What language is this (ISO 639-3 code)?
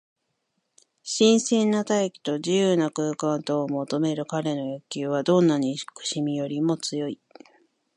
jpn